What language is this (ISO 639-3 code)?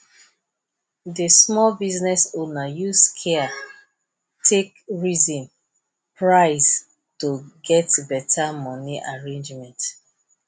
pcm